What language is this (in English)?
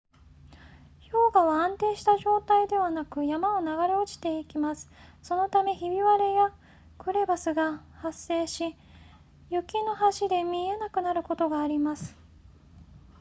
Japanese